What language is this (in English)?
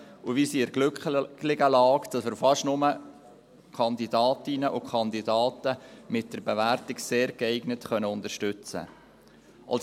Swiss German